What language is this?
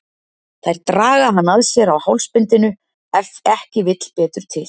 Icelandic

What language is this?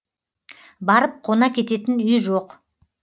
Kazakh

